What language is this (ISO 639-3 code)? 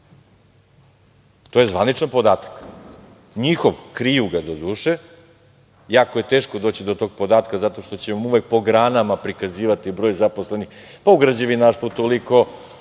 srp